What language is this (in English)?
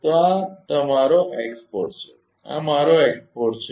Gujarati